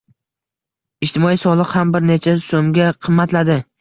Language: Uzbek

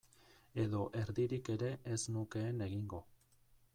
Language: Basque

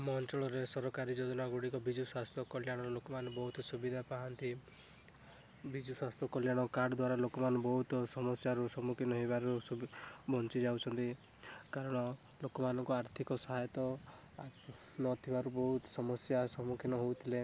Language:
Odia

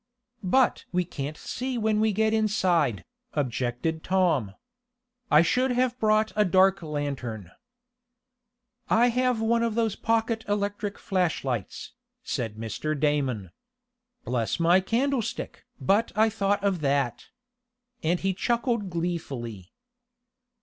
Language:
English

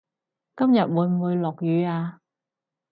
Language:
Cantonese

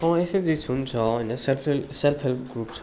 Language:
Nepali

